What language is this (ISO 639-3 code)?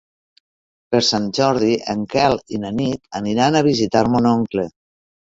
cat